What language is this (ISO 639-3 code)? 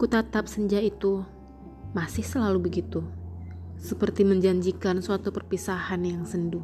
ind